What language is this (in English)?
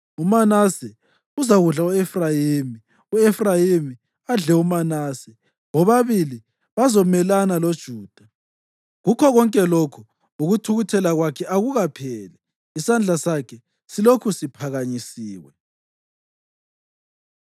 North Ndebele